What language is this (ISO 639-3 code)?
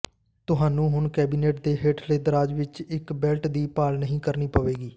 pan